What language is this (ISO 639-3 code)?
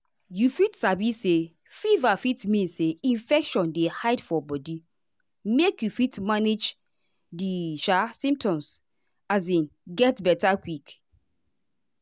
pcm